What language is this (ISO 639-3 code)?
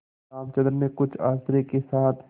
hin